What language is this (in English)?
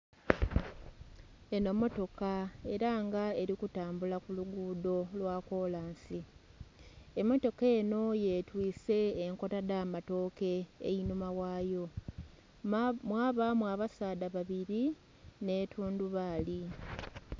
Soga